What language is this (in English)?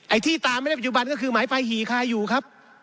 Thai